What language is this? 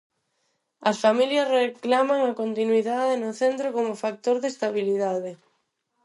Galician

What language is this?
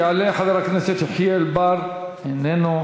Hebrew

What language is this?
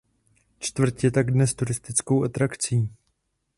Czech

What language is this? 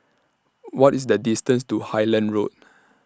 English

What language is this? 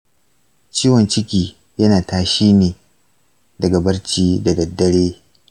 Hausa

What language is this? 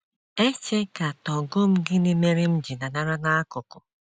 Igbo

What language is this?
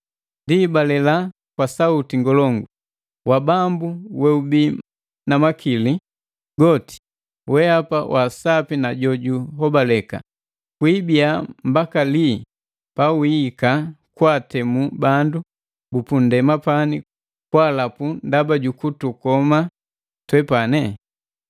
Matengo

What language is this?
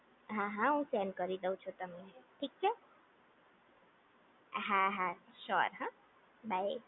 Gujarati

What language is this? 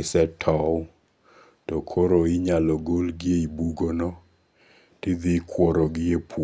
Luo (Kenya and Tanzania)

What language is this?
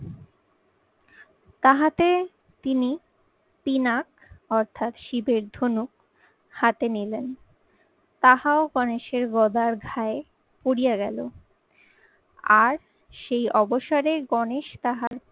Bangla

